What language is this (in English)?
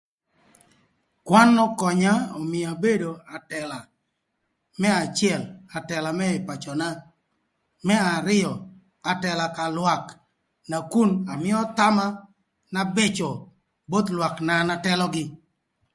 Thur